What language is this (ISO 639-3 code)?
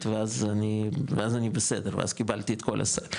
heb